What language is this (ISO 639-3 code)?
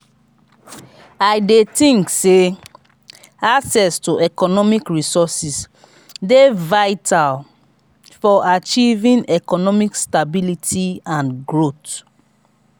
pcm